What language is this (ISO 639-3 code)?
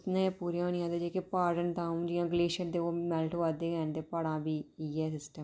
doi